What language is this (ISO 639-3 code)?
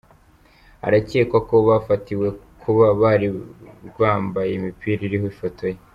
kin